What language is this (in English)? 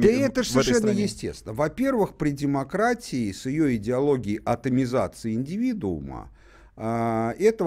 Russian